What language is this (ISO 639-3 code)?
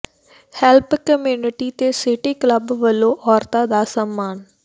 pan